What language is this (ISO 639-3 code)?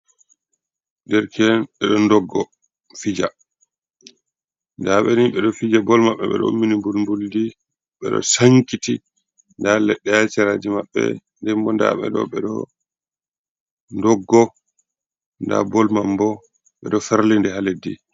ful